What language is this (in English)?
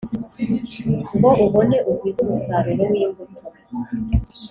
Kinyarwanda